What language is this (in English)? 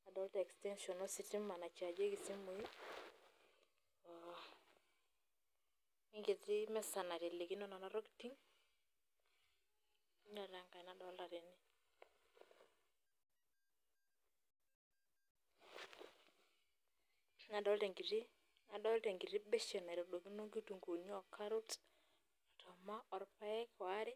Masai